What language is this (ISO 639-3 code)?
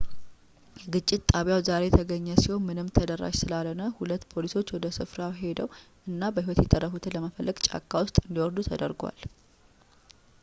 amh